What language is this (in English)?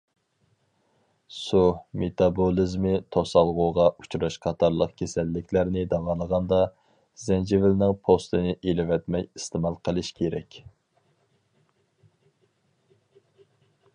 Uyghur